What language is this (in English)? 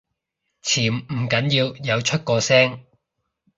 Cantonese